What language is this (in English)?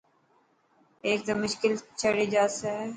Dhatki